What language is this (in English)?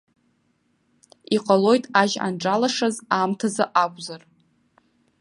Abkhazian